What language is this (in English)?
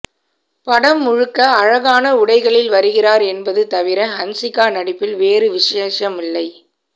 Tamil